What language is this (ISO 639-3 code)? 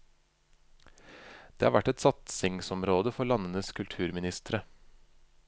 nor